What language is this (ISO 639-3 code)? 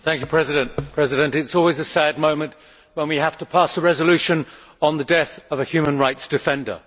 eng